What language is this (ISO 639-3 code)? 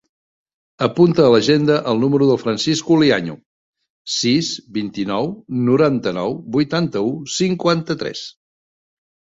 cat